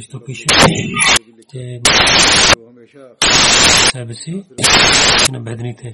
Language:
Bulgarian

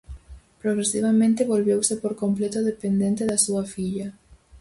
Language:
Galician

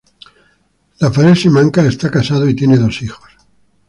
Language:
Spanish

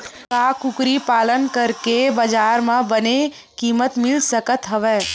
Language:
Chhattisgarhi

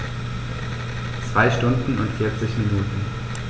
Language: German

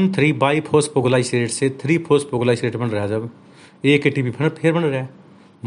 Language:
Hindi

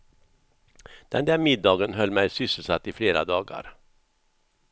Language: Swedish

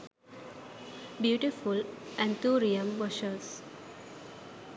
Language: Sinhala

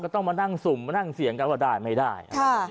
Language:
Thai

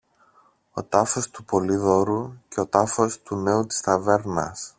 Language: Greek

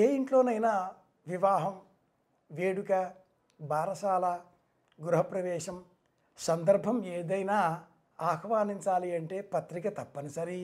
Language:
Telugu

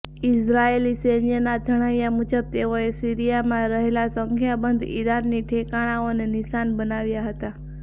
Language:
Gujarati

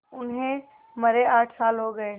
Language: Hindi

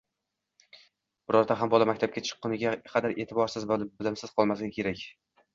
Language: Uzbek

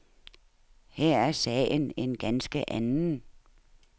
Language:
Danish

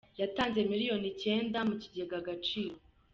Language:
Kinyarwanda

